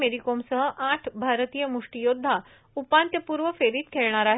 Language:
Marathi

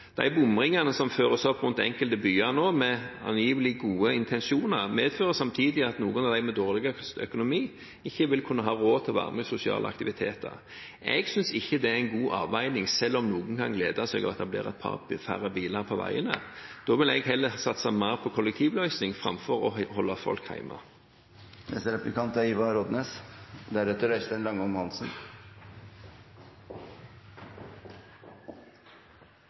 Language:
Norwegian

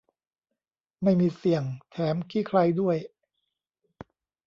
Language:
Thai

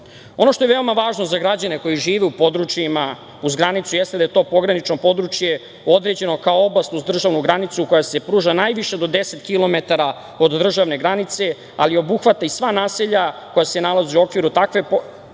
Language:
Serbian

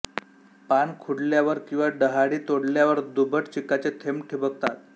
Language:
Marathi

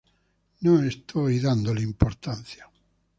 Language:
Spanish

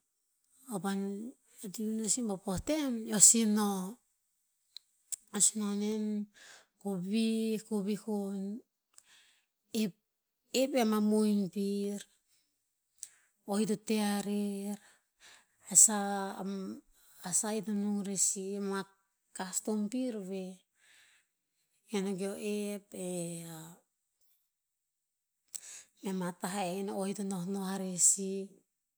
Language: Tinputz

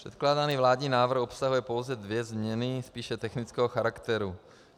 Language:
Czech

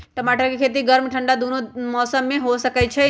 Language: Magahi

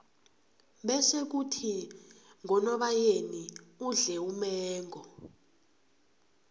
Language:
South Ndebele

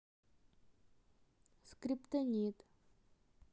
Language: Russian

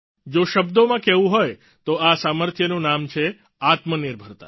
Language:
Gujarati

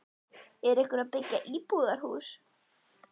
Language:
Icelandic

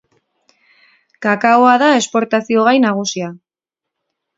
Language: Basque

